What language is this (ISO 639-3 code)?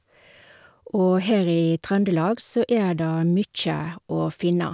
nor